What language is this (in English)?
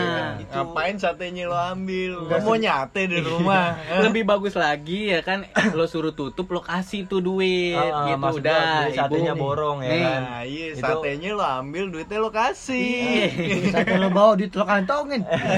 Indonesian